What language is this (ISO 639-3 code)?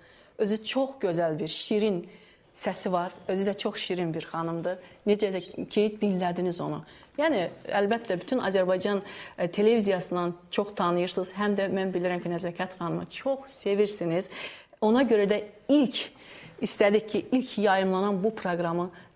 tur